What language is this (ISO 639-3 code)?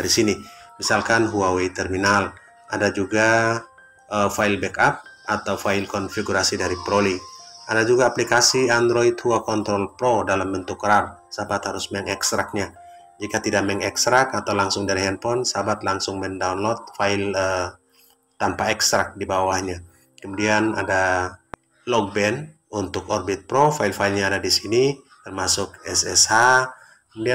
ind